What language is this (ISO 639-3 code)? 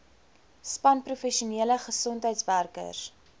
afr